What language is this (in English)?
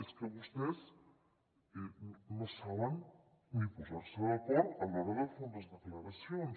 Catalan